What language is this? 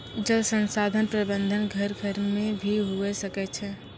Maithili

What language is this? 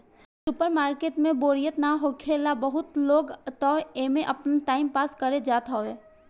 Bhojpuri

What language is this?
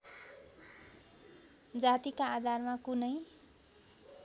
Nepali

